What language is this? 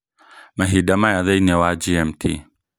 Kikuyu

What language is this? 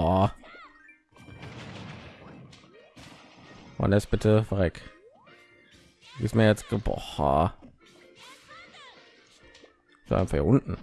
German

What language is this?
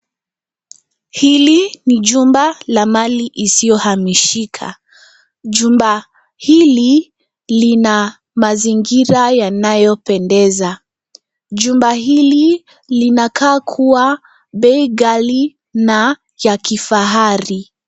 Swahili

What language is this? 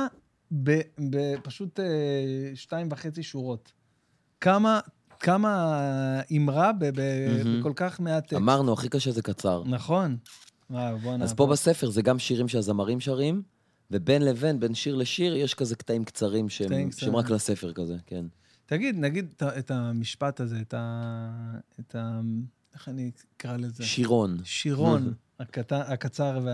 Hebrew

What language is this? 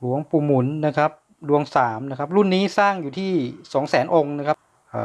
Thai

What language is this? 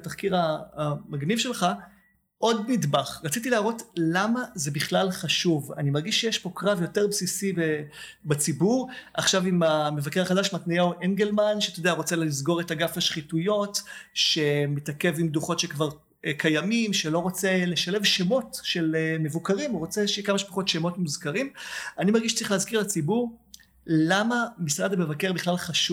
Hebrew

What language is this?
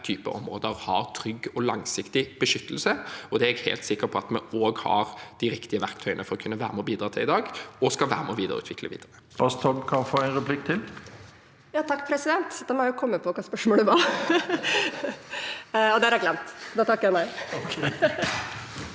Norwegian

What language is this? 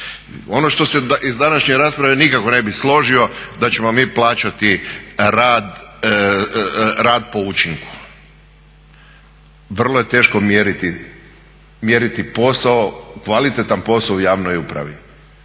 Croatian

